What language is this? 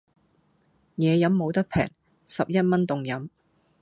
Cantonese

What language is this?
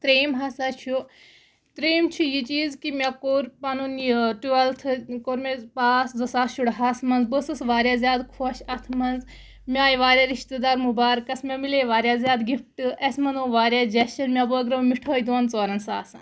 Kashmiri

